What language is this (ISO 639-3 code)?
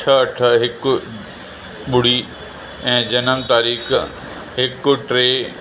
snd